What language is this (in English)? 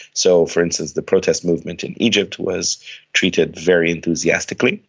English